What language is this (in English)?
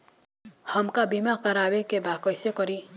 Bhojpuri